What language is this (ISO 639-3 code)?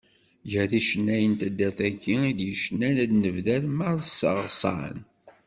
kab